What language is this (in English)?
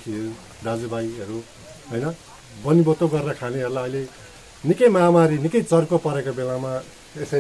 Hindi